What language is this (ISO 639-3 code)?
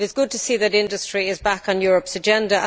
eng